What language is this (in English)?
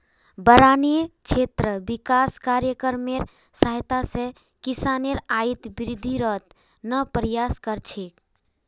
Magahi